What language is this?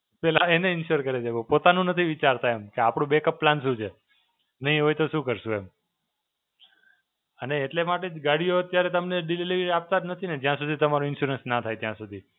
Gujarati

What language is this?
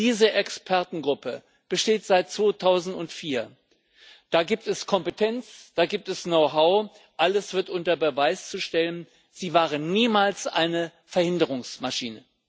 German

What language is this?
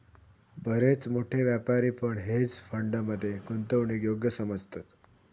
Marathi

